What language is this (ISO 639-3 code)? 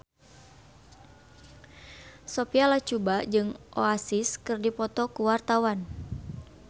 sun